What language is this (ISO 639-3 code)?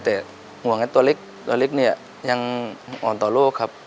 tha